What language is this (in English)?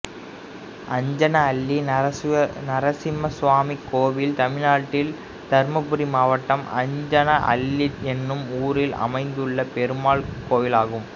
Tamil